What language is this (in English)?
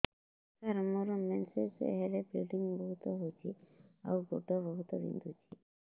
Odia